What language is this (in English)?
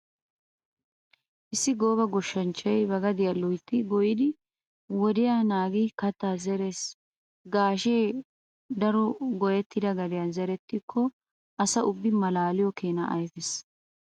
Wolaytta